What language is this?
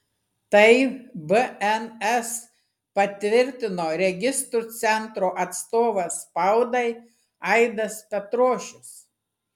Lithuanian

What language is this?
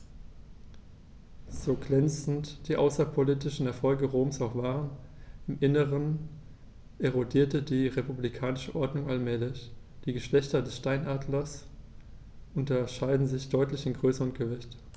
German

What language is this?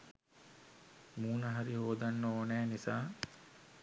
Sinhala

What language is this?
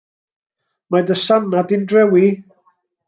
Welsh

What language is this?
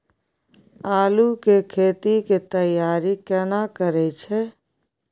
Maithili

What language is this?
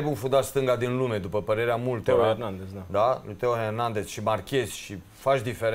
Romanian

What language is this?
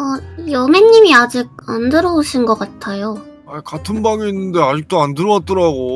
Korean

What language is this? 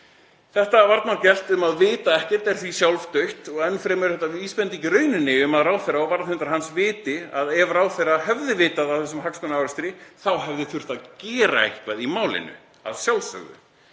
Icelandic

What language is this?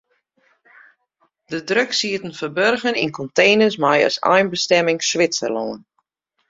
Western Frisian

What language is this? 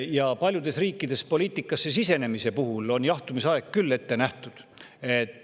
Estonian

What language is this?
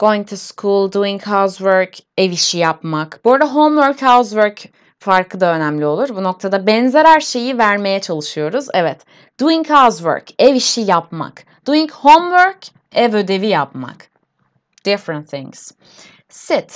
Turkish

